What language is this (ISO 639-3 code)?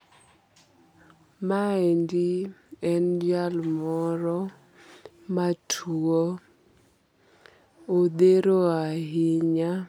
luo